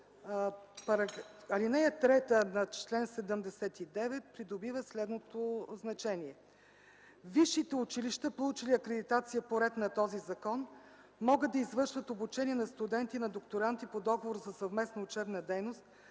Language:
Bulgarian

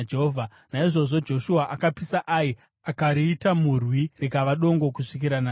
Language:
Shona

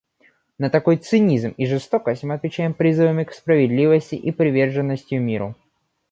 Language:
Russian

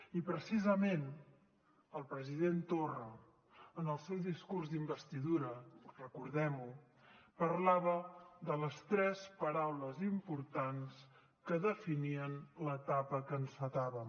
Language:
Catalan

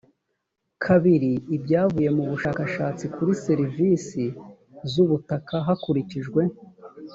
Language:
Kinyarwanda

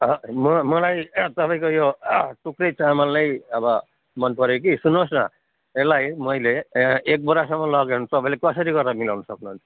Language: Nepali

